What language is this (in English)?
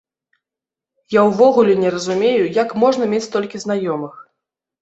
Belarusian